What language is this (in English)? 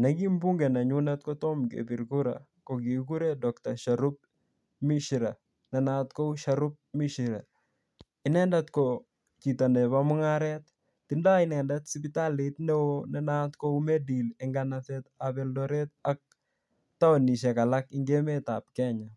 Kalenjin